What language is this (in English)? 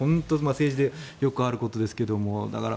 Japanese